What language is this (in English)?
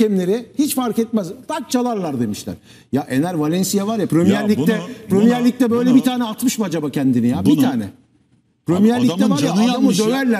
Turkish